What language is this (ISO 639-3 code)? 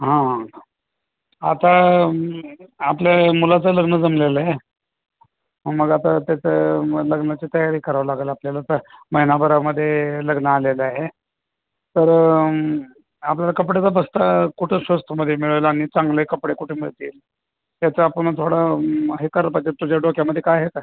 mar